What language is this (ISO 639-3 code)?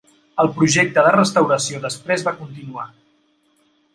cat